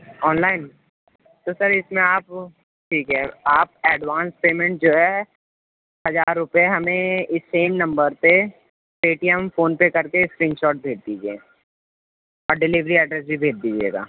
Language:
Urdu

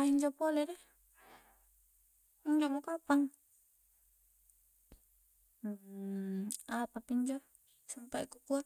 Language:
Coastal Konjo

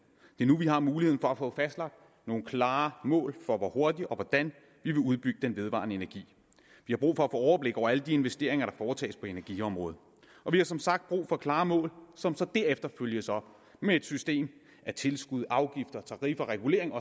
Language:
Danish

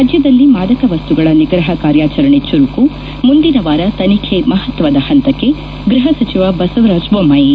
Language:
Kannada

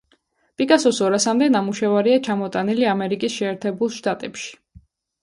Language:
Georgian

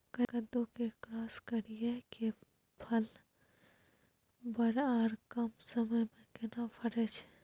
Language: Maithili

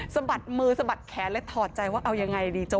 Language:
Thai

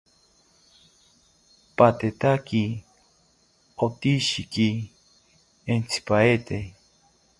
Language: South Ucayali Ashéninka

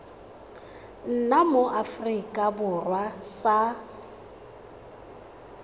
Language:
Tswana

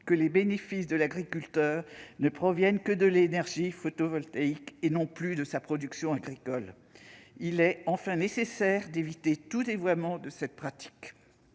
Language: French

